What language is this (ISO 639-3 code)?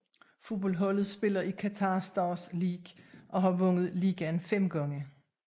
dan